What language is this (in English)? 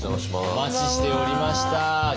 Japanese